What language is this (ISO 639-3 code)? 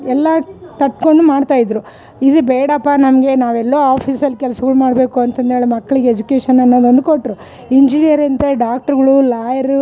kan